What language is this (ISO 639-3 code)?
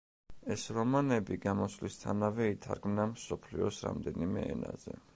kat